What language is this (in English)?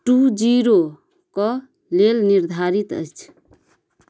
Maithili